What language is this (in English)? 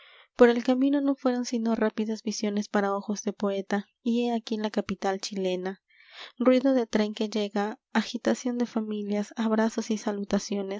Spanish